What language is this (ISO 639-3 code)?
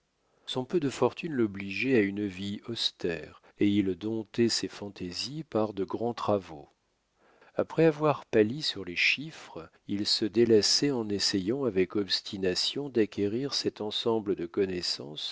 fra